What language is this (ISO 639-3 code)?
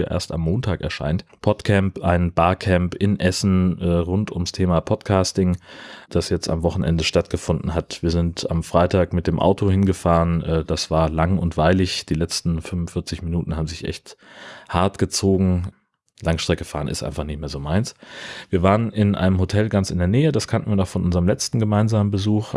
deu